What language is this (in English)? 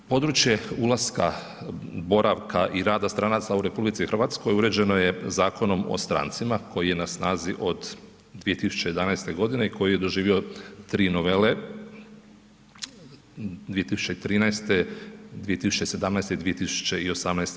Croatian